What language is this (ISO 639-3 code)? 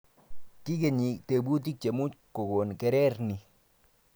kln